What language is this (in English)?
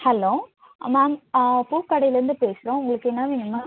Tamil